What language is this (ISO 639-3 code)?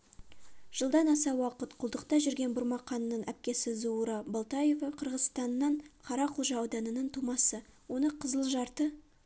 kaz